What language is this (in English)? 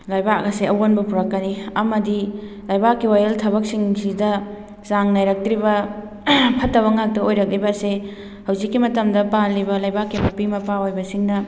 Manipuri